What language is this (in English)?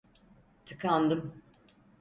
Turkish